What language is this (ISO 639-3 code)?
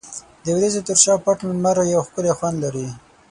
pus